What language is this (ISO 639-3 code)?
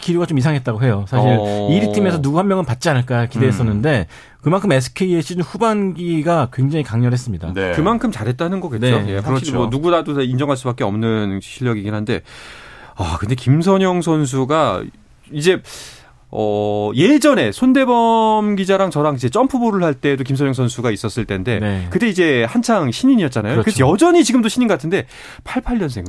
kor